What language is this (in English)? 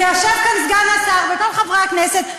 Hebrew